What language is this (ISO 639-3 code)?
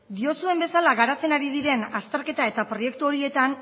eus